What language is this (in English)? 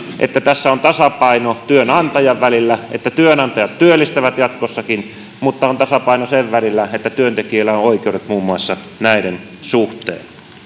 Finnish